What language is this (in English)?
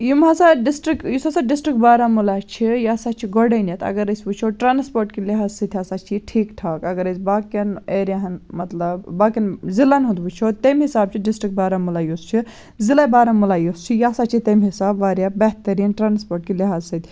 Kashmiri